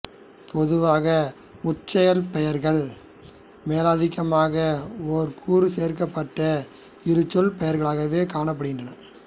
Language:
Tamil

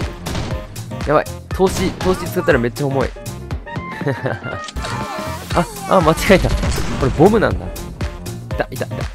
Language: Japanese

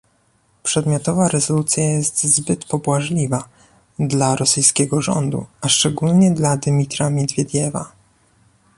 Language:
Polish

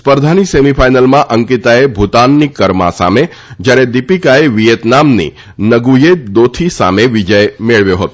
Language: Gujarati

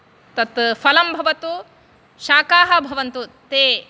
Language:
Sanskrit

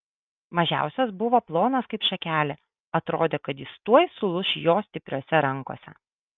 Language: Lithuanian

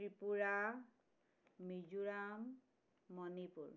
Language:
Assamese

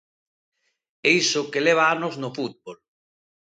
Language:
Galician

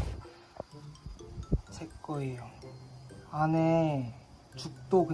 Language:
Korean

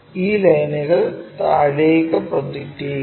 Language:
Malayalam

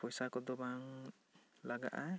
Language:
Santali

